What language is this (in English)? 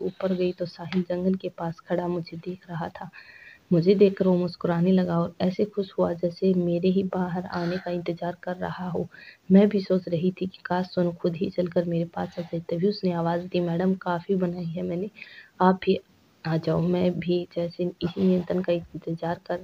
Hindi